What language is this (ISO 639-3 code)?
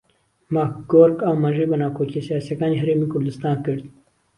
ckb